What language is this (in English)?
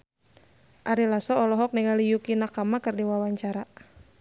Sundanese